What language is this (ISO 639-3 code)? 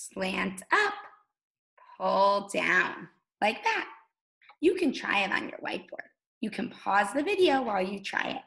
eng